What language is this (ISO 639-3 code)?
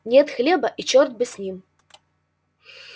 rus